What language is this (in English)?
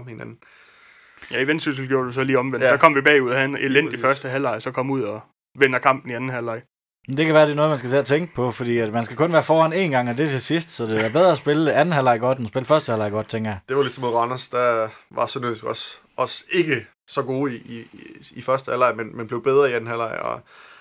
Danish